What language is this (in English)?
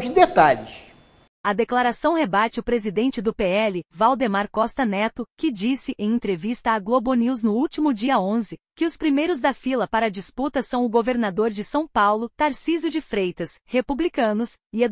Portuguese